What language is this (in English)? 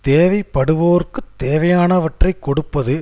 Tamil